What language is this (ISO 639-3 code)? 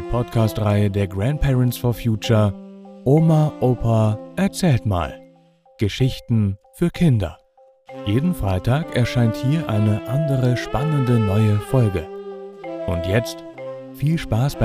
deu